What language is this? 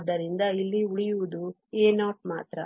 Kannada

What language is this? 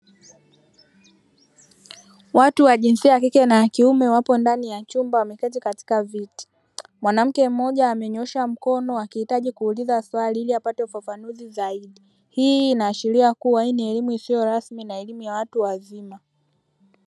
Swahili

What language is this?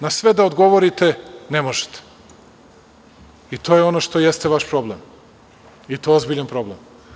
Serbian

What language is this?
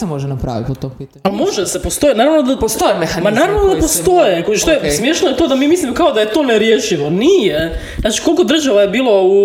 Croatian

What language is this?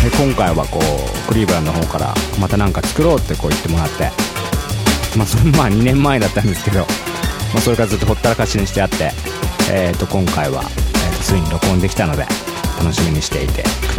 Japanese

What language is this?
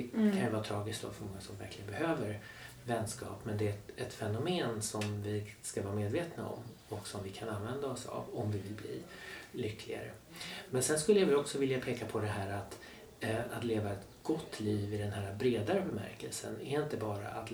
Swedish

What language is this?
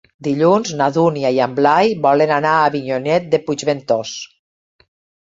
Catalan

